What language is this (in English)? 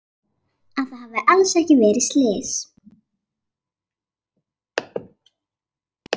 Icelandic